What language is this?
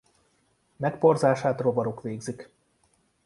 Hungarian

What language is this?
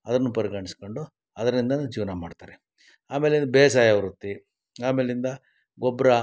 Kannada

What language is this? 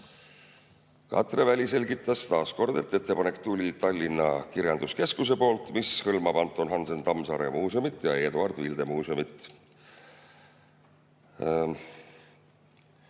Estonian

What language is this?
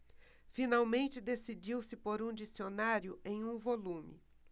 Portuguese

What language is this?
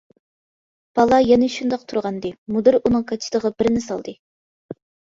Uyghur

